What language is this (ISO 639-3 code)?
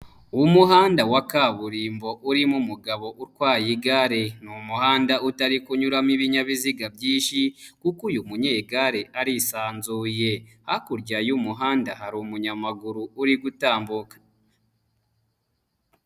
kin